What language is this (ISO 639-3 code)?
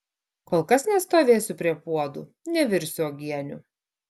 lit